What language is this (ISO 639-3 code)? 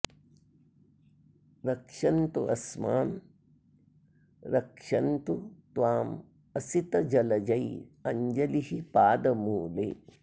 san